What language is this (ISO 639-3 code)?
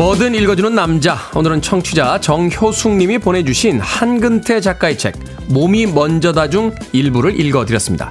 kor